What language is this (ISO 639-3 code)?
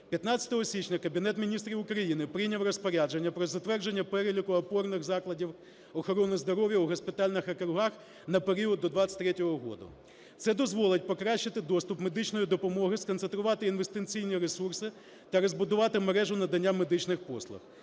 ukr